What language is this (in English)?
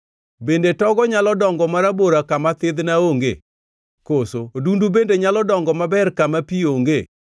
Luo (Kenya and Tanzania)